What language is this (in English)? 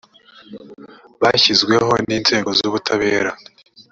Kinyarwanda